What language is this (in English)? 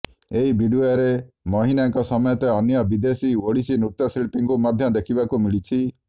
Odia